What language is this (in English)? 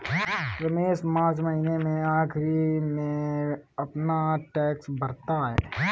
Hindi